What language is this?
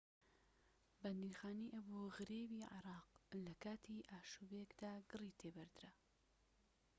Central Kurdish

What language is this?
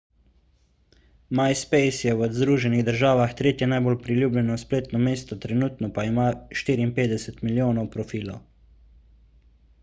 Slovenian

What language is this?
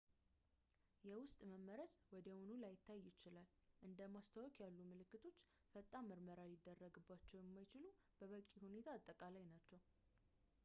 Amharic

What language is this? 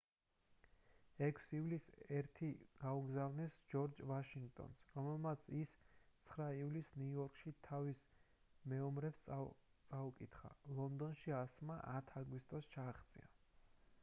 Georgian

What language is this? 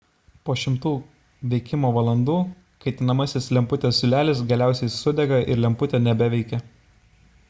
Lithuanian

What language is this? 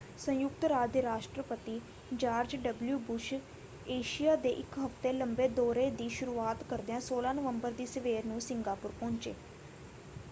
Punjabi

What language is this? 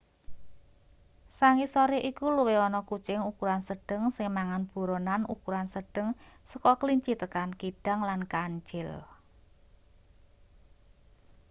Javanese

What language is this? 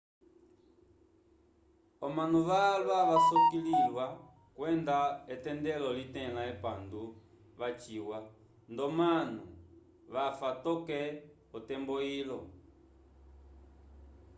Umbundu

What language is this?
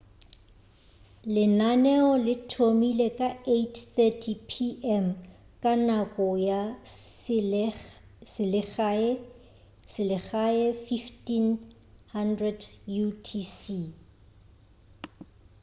Northern Sotho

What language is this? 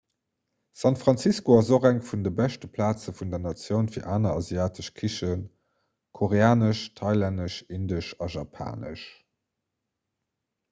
Luxembourgish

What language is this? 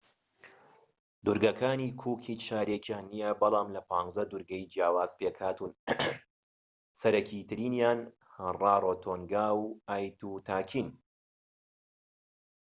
Central Kurdish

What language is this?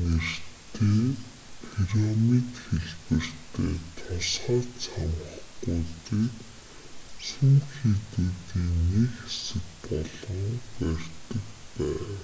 Mongolian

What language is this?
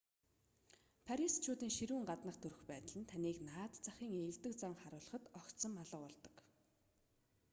Mongolian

